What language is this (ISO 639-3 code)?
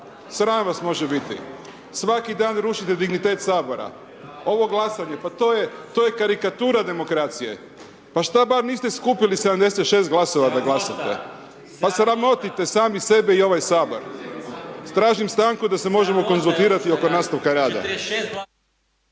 hrv